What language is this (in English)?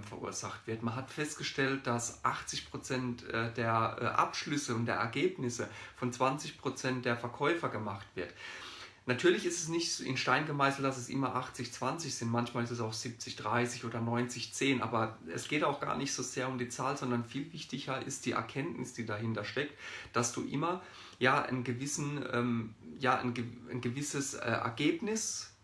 German